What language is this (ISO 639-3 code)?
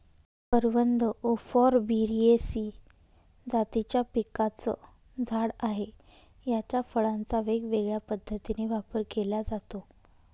mar